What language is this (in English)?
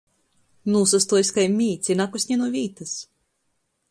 Latgalian